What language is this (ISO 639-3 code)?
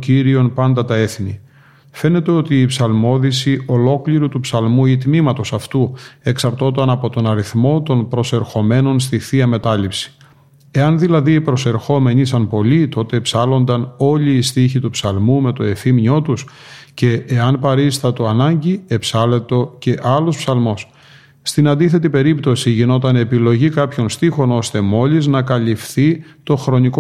ell